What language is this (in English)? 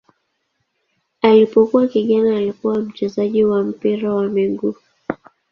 Swahili